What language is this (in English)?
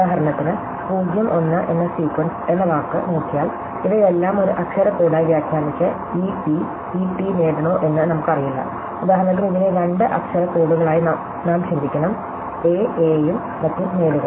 Malayalam